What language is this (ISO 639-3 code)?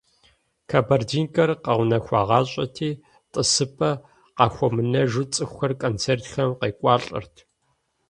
kbd